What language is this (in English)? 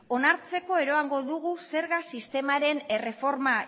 Basque